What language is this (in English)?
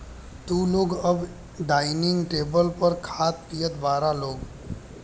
Bhojpuri